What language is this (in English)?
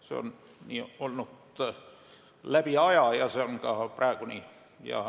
Estonian